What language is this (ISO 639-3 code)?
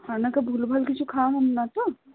ben